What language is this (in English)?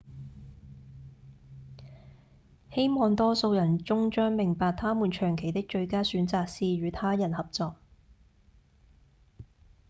Cantonese